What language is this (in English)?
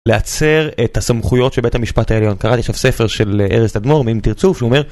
Hebrew